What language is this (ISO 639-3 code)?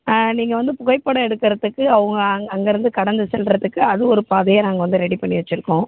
tam